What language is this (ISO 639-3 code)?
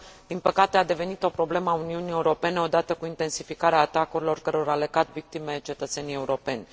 ron